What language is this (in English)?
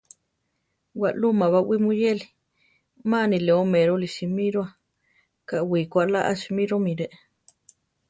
Central Tarahumara